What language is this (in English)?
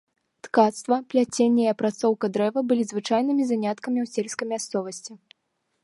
Belarusian